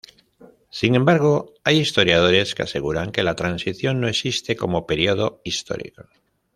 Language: Spanish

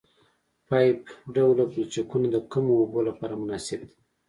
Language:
Pashto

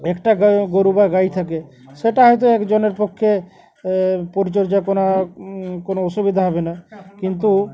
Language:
Bangla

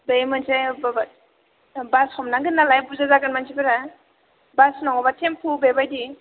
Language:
Bodo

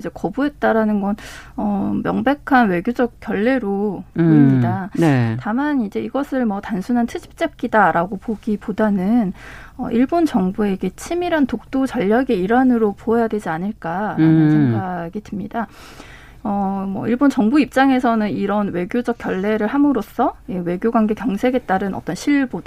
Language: Korean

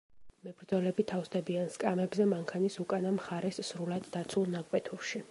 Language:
Georgian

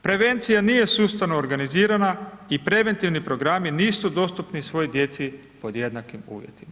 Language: Croatian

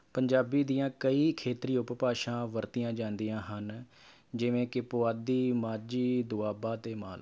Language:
Punjabi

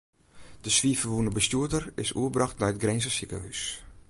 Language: Western Frisian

